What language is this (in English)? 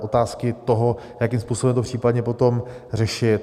Czech